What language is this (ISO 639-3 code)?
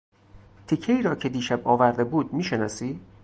fas